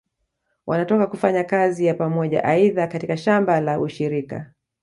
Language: Swahili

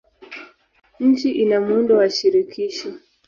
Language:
Swahili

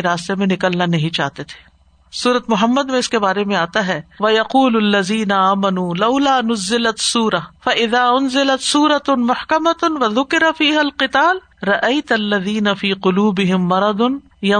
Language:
Urdu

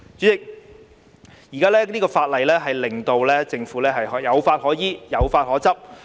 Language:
Cantonese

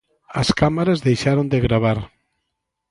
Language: Galician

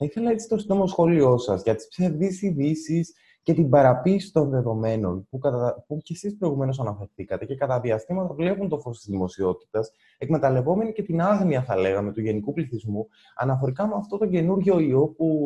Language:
Greek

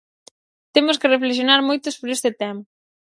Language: Galician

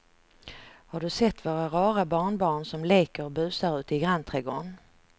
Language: Swedish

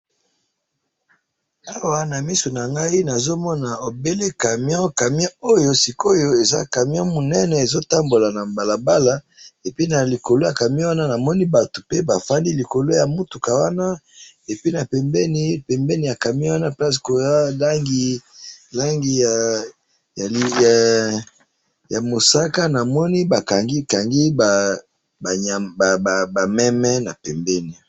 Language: Lingala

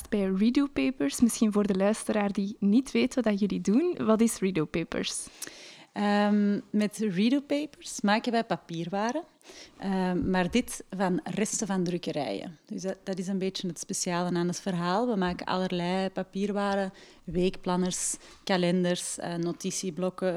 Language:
Dutch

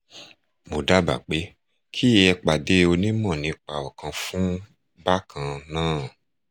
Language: Yoruba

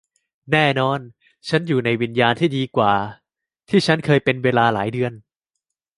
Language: Thai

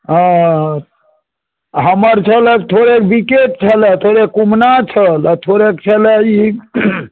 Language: Maithili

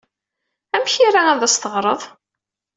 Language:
Kabyle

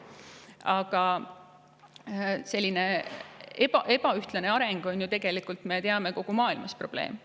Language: Estonian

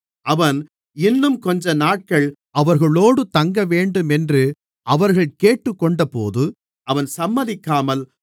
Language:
Tamil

